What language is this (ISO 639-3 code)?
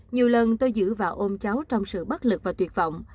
vie